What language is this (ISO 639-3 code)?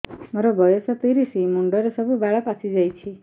ori